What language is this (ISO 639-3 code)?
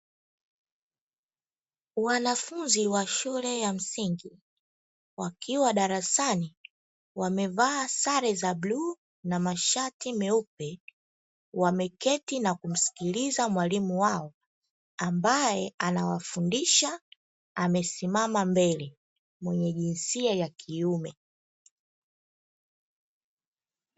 swa